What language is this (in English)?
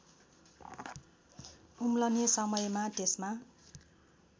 Nepali